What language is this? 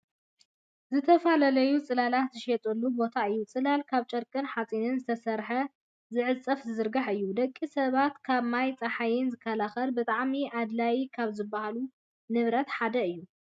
Tigrinya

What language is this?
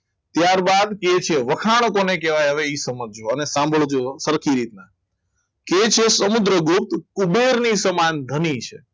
Gujarati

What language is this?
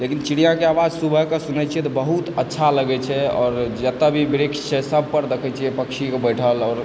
Maithili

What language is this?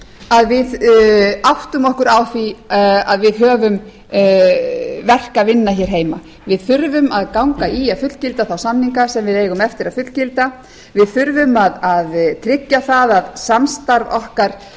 Icelandic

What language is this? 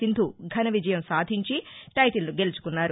Telugu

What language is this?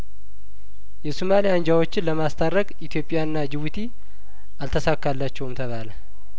Amharic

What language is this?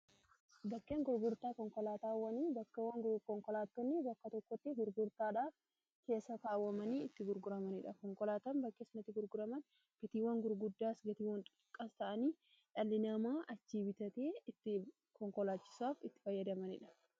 Oromo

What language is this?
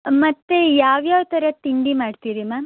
Kannada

